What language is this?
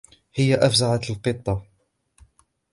Arabic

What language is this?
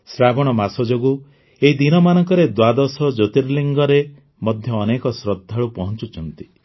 Odia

